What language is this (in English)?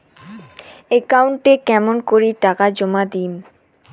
Bangla